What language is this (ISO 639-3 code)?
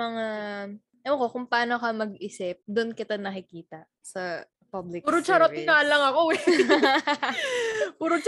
fil